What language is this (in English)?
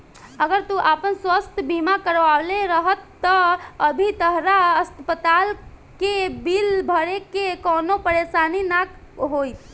Bhojpuri